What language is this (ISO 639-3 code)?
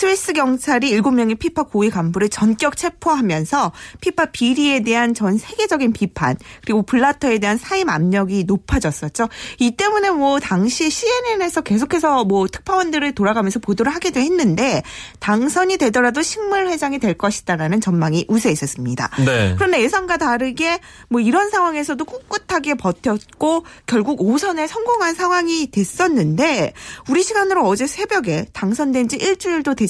kor